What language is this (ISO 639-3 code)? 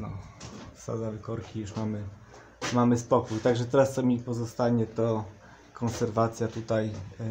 pol